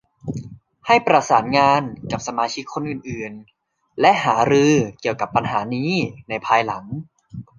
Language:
Thai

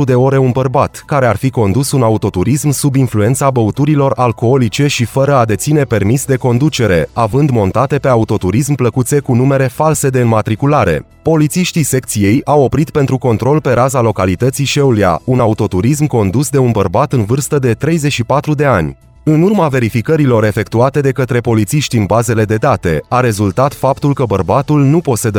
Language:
Romanian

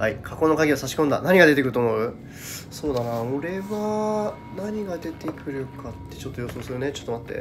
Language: Japanese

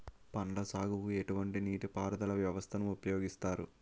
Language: Telugu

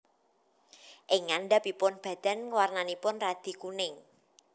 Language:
Javanese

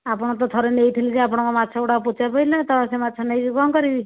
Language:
Odia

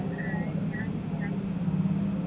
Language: Malayalam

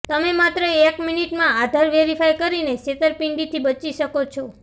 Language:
Gujarati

